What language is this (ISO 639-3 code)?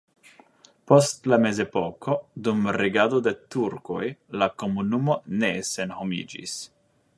epo